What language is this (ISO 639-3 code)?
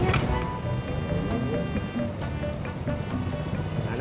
ind